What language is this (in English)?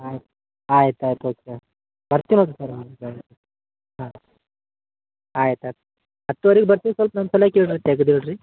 Kannada